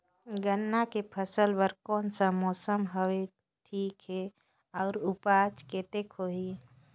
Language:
Chhattisgarhi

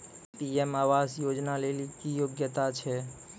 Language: Maithili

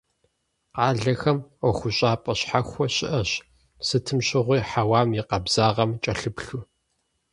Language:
Kabardian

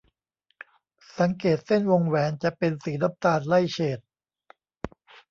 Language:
Thai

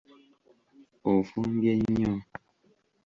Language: Ganda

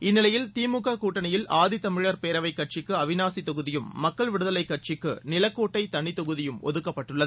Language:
Tamil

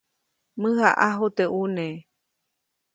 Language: Copainalá Zoque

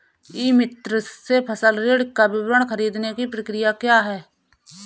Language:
Hindi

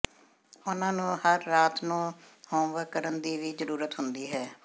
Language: Punjabi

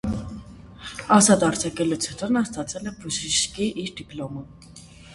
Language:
Armenian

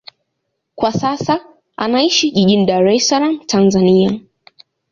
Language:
Swahili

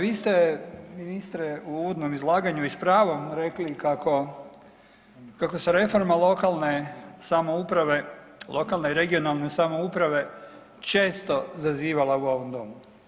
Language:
Croatian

